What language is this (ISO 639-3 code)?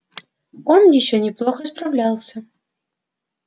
rus